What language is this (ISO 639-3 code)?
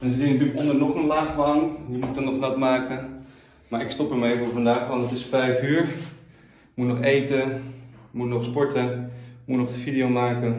nld